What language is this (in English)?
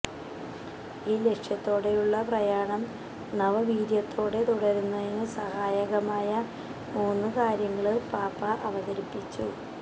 Malayalam